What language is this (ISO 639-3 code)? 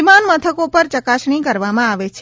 guj